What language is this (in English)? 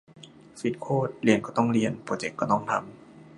Thai